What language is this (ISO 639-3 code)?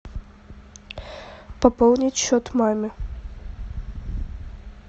rus